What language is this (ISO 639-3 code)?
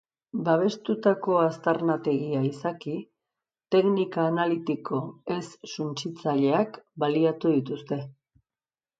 eus